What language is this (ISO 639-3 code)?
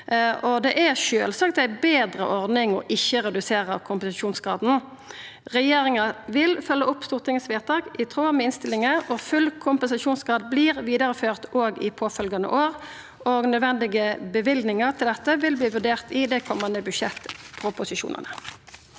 nor